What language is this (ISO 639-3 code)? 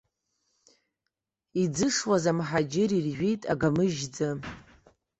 abk